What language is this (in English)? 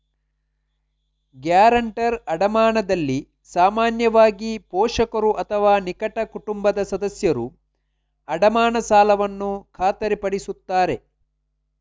Kannada